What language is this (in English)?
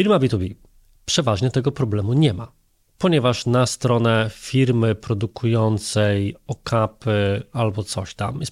Polish